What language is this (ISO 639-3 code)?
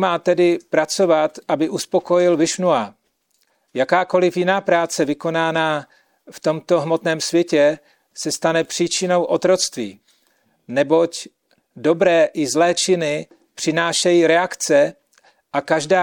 ces